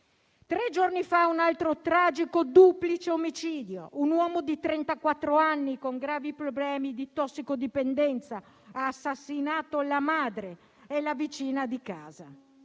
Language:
Italian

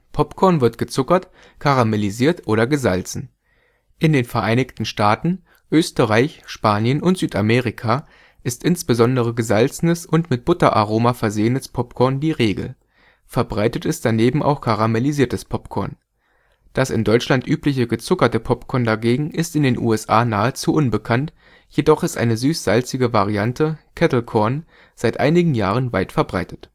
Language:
German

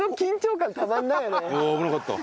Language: Japanese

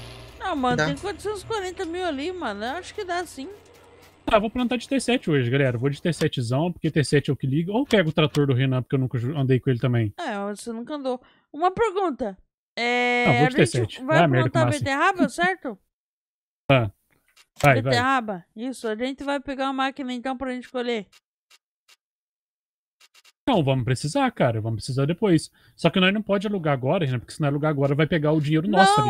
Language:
Portuguese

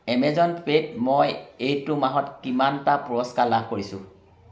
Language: Assamese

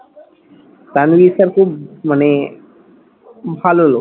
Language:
Bangla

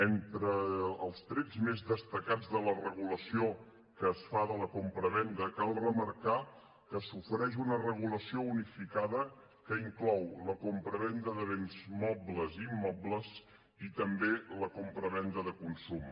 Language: Catalan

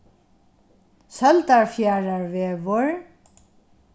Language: Faroese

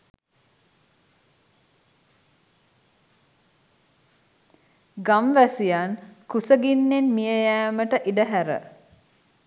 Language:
Sinhala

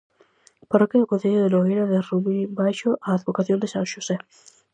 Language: Galician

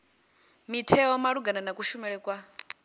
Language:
Venda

